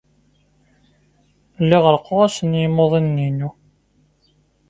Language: Kabyle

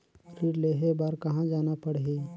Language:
Chhattisgarhi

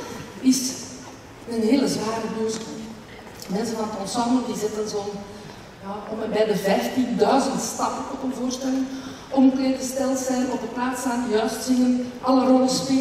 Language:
Dutch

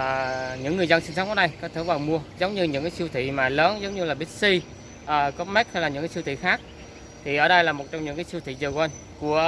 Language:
Vietnamese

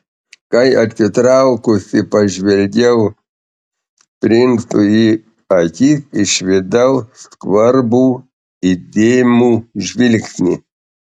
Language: Lithuanian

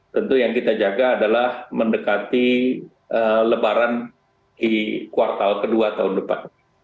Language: Indonesian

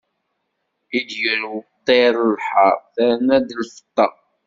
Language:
Kabyle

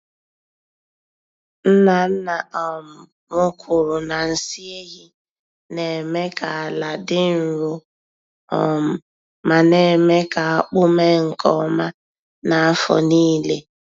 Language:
Igbo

